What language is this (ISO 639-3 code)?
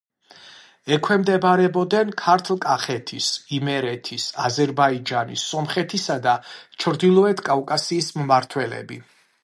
kat